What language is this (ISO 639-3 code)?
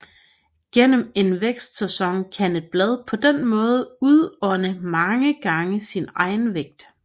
dan